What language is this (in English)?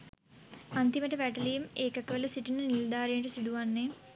Sinhala